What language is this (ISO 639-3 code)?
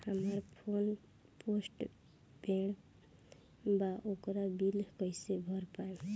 bho